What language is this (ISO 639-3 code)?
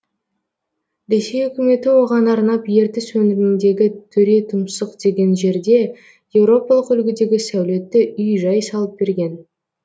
kaz